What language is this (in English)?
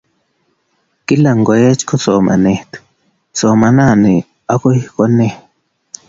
Kalenjin